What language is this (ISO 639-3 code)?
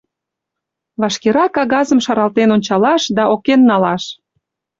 chm